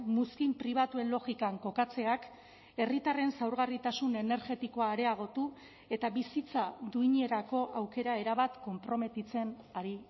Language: Basque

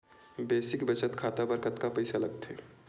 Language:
Chhattisgarhi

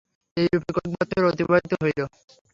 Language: Bangla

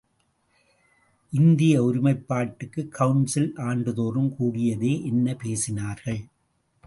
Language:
Tamil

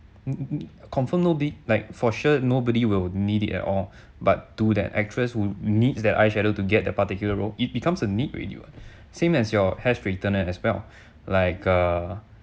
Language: English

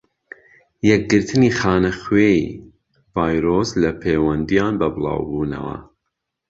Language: Central Kurdish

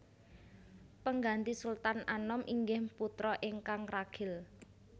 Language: Javanese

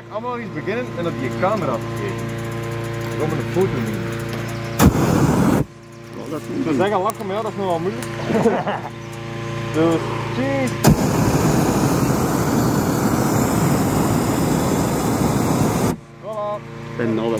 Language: Dutch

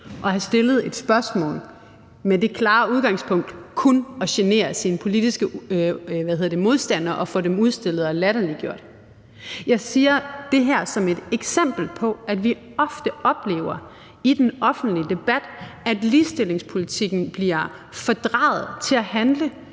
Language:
Danish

